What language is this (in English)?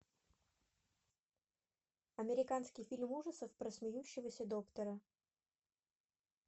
Russian